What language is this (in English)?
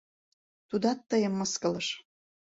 Mari